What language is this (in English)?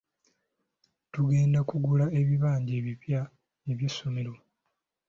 Ganda